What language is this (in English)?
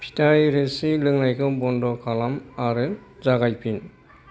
Bodo